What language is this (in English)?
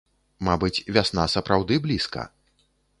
Belarusian